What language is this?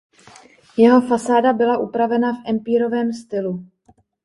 Czech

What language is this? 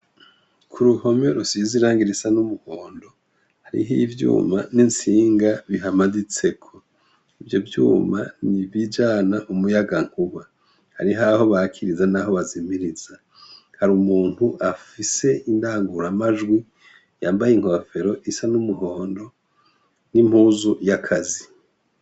Rundi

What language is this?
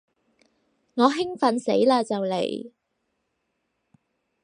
Cantonese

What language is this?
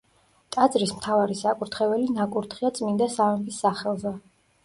Georgian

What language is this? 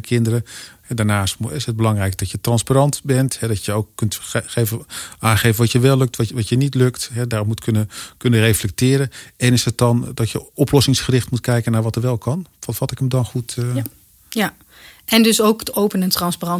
Dutch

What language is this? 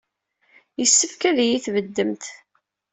Kabyle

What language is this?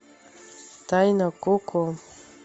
Russian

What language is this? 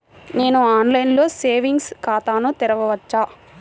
Telugu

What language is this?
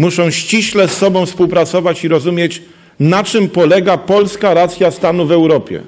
Polish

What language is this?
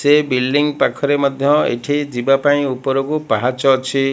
Odia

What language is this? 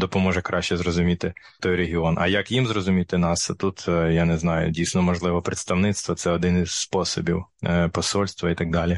Ukrainian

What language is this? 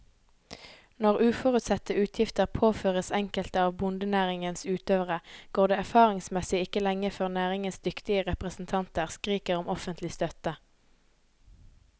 Norwegian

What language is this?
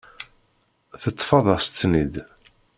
Kabyle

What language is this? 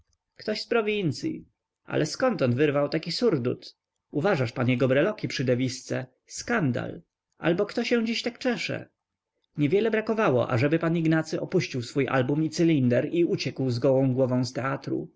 Polish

